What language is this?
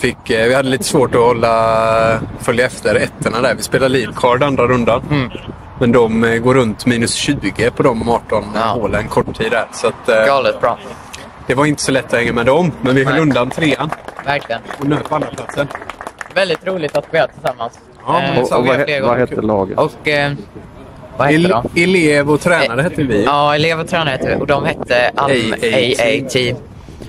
Swedish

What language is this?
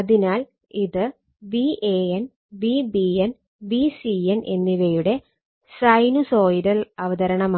Malayalam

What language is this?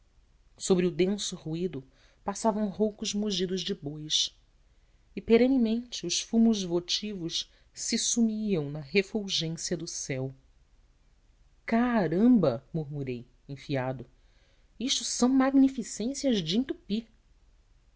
Portuguese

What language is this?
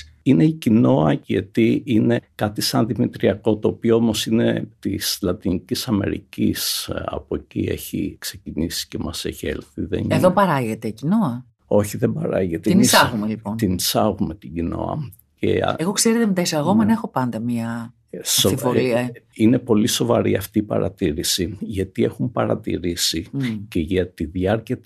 Greek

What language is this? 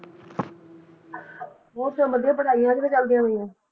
Punjabi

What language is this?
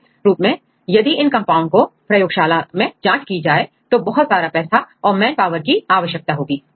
Hindi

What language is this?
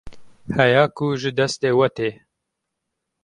Kurdish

